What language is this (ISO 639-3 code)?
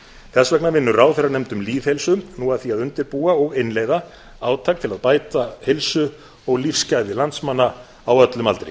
isl